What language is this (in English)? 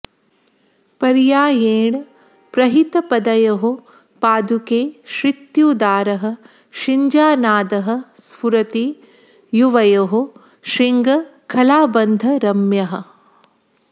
Sanskrit